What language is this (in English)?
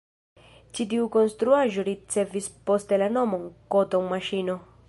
Esperanto